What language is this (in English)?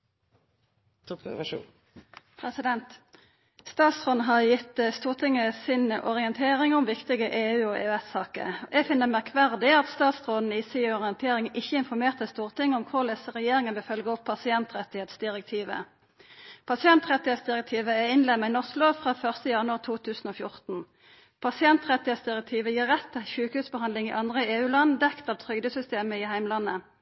Norwegian Nynorsk